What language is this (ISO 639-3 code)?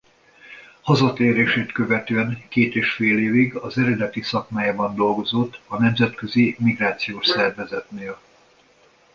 hun